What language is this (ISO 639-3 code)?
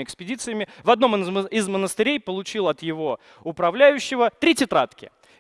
rus